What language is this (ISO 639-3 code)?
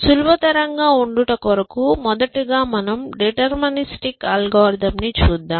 tel